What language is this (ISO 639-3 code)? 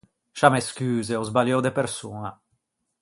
lij